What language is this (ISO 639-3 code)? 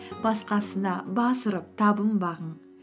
kaz